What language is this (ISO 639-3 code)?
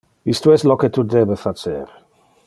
ina